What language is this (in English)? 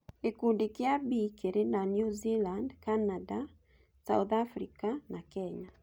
Kikuyu